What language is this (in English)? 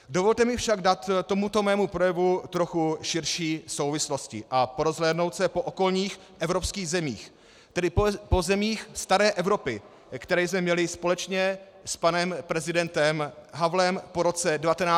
Czech